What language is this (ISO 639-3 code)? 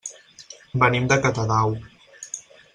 cat